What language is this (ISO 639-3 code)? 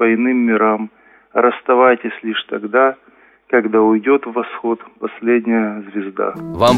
rus